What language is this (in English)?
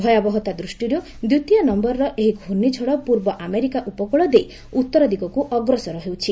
Odia